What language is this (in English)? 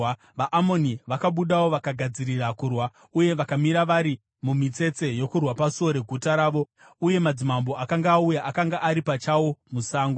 Shona